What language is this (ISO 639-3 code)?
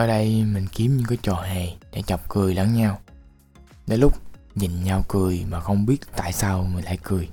vie